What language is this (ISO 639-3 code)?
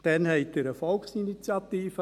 gsw